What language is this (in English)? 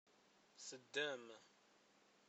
Kabyle